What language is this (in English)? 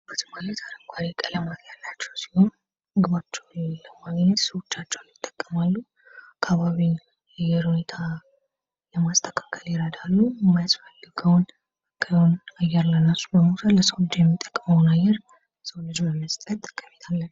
Amharic